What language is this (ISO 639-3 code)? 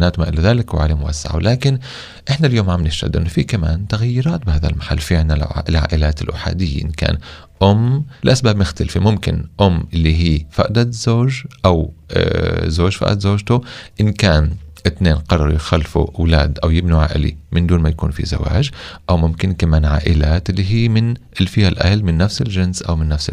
ara